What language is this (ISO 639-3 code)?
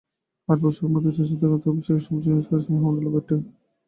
ben